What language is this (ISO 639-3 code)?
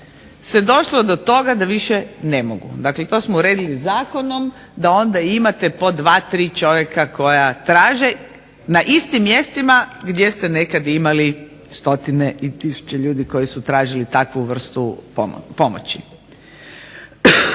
hrv